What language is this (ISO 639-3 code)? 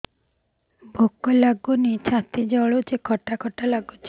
ori